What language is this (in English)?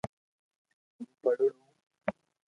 Loarki